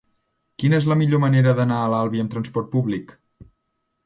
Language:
Catalan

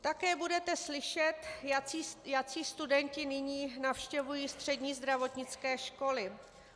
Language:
Czech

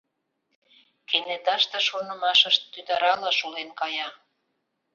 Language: Mari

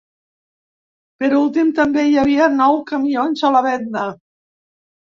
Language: Catalan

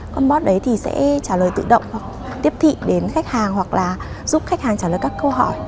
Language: Vietnamese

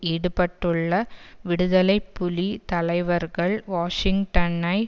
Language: Tamil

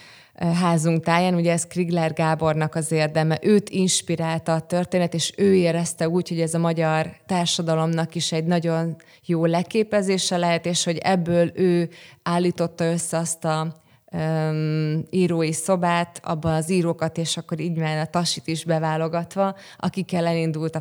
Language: Hungarian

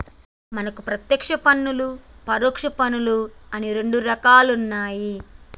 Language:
Telugu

